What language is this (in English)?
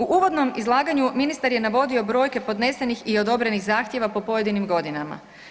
Croatian